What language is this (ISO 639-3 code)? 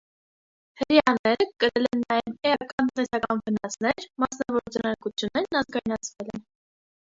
hye